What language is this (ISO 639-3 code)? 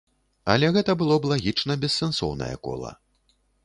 bel